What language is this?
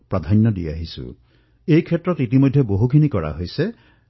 Assamese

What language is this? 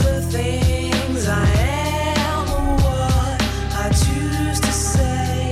Czech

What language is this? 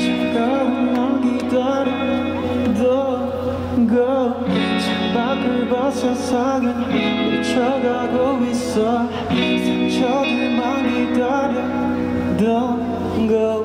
Korean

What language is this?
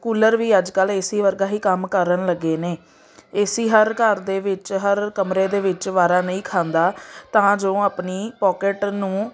Punjabi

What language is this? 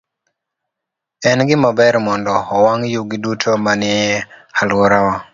Luo (Kenya and Tanzania)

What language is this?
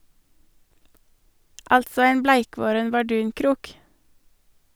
Norwegian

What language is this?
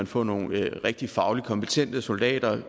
Danish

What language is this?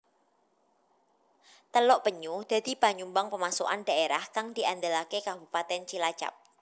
Javanese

